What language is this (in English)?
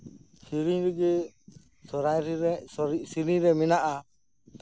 Santali